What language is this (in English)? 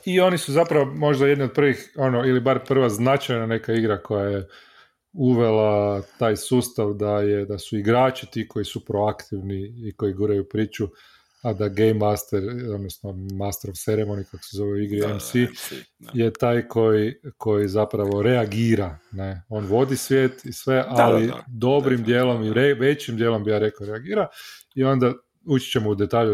Croatian